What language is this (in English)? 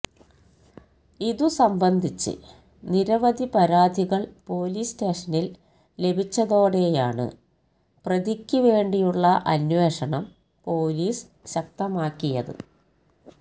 Malayalam